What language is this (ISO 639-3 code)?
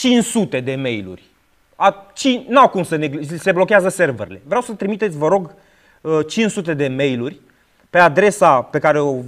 ron